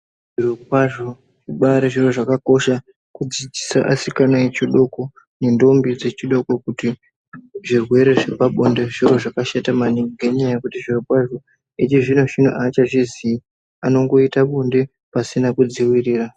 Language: Ndau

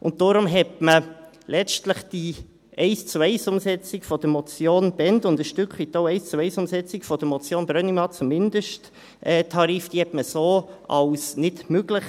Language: Swiss German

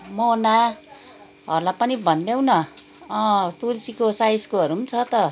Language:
Nepali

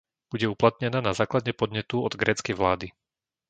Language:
Slovak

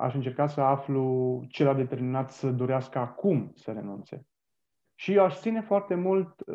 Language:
Romanian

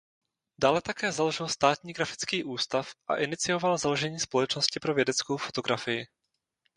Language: Czech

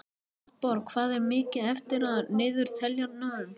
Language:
Icelandic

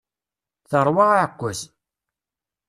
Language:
Kabyle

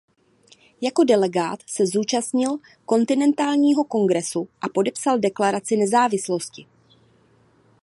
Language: Czech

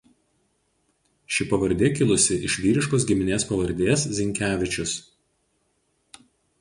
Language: Lithuanian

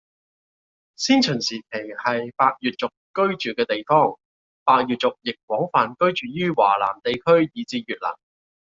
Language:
Cantonese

